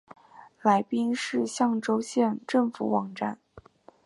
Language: Chinese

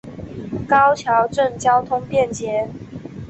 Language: Chinese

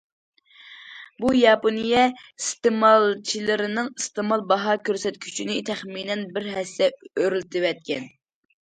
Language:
Uyghur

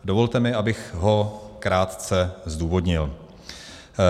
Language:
Czech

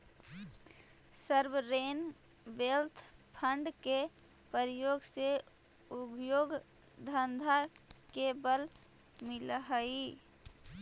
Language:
Magahi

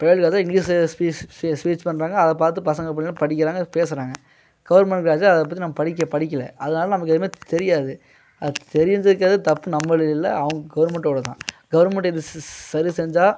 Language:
Tamil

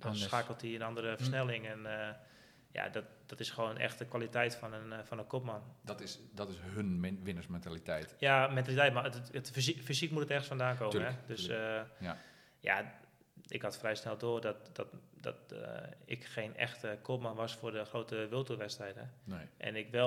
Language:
Dutch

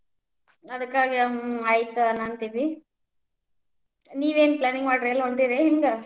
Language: Kannada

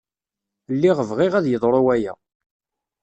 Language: Kabyle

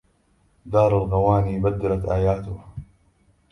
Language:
Arabic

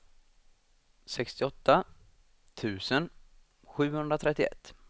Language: Swedish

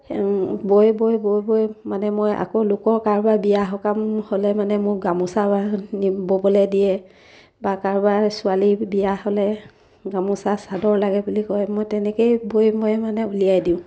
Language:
Assamese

